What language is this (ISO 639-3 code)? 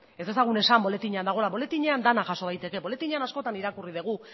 eus